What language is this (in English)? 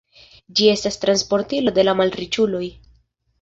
Esperanto